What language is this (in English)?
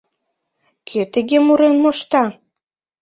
Mari